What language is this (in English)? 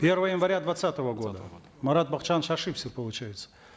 Kazakh